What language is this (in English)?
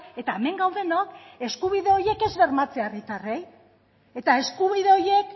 Basque